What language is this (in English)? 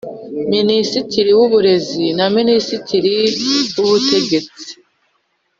Kinyarwanda